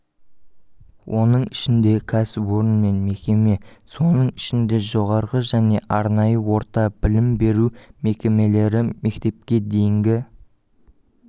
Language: Kazakh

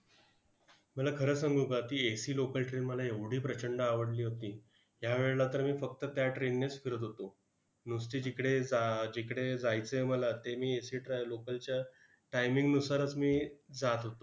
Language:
Marathi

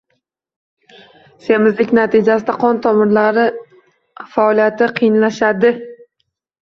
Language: Uzbek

